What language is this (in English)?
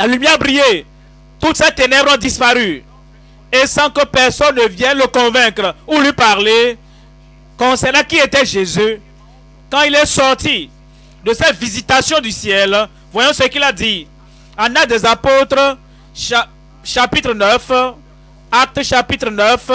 French